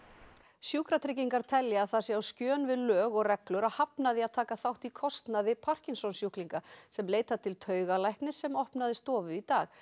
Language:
Icelandic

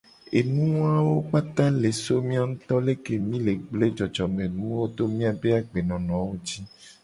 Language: Gen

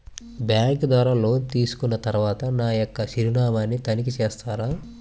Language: Telugu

